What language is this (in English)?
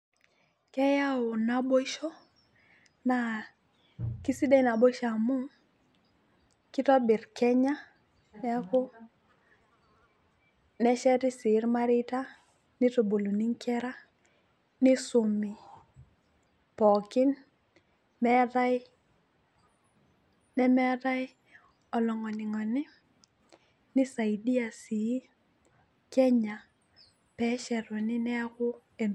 Masai